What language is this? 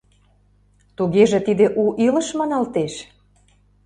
Mari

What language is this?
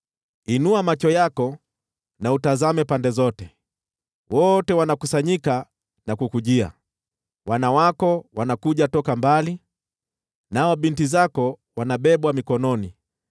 Swahili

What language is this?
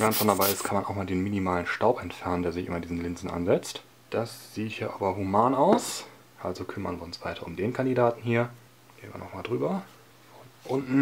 German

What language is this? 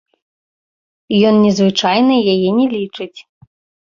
Belarusian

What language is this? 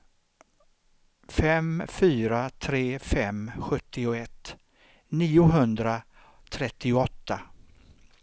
Swedish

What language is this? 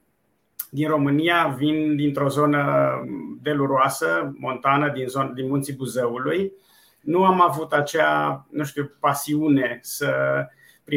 Romanian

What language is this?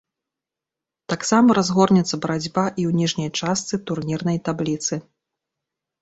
Belarusian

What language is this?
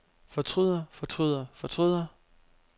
Danish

